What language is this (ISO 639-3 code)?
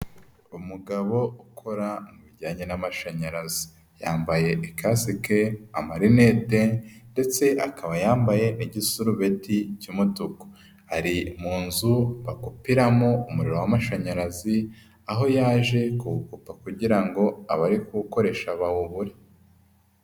kin